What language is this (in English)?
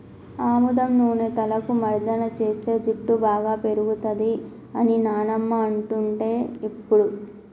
Telugu